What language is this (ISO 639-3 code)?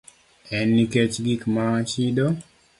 luo